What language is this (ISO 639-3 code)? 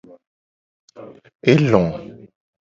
gej